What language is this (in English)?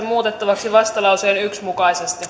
Finnish